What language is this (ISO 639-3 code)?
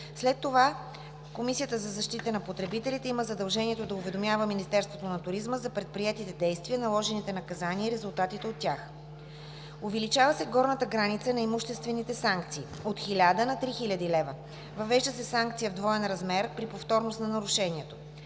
bul